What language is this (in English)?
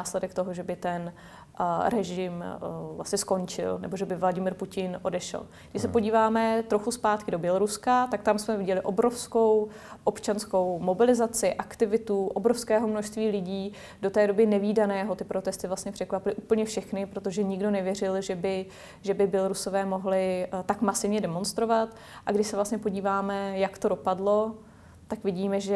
Czech